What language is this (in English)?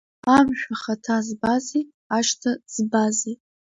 Abkhazian